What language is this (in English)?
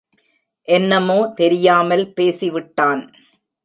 Tamil